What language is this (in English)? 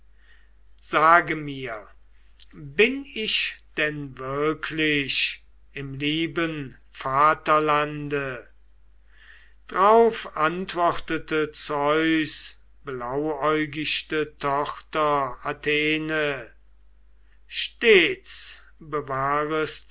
German